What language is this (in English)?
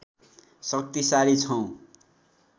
Nepali